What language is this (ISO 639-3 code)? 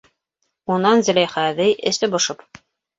bak